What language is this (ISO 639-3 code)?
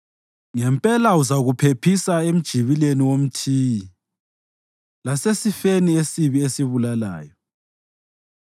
nde